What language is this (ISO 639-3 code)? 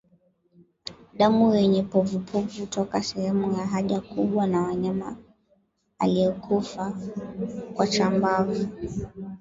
swa